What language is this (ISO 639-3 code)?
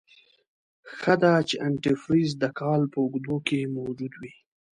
pus